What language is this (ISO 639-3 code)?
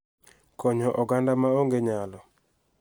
luo